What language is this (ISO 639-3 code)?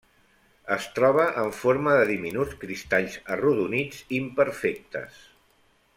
cat